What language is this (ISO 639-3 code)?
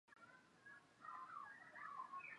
zho